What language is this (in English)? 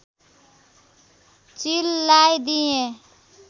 Nepali